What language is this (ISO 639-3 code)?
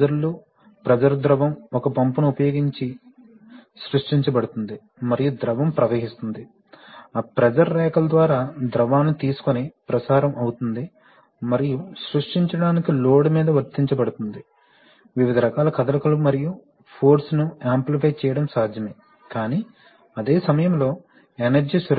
tel